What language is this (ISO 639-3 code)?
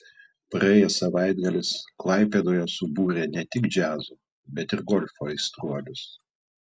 lit